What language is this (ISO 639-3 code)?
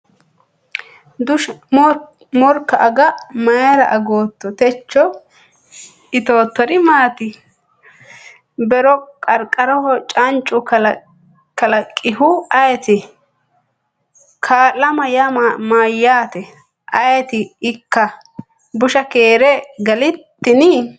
sid